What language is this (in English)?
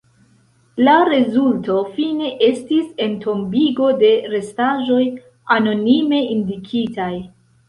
Esperanto